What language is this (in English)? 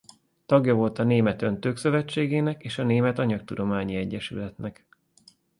Hungarian